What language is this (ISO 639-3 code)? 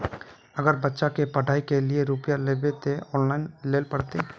mag